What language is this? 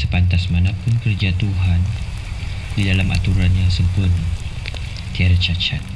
Malay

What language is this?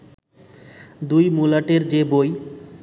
Bangla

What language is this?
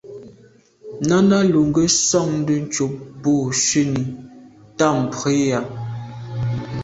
Medumba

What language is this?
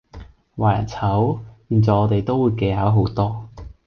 Cantonese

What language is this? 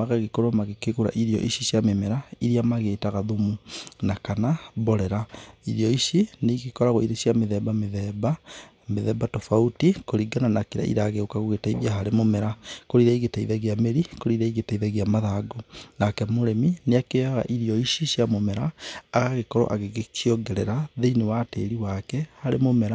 Kikuyu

